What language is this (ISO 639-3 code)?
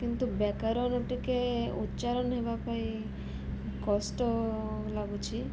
ori